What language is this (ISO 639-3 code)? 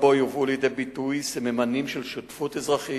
heb